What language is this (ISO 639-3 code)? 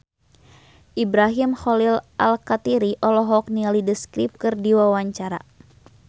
sun